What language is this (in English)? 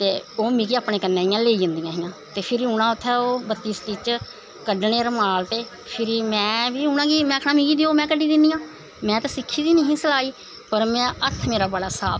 Dogri